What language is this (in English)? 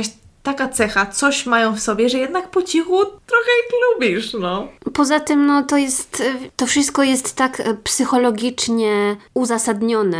Polish